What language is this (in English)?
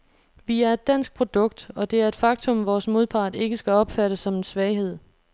Danish